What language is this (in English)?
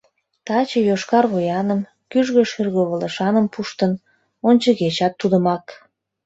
Mari